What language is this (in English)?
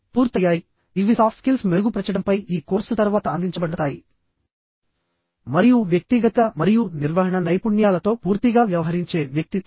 Telugu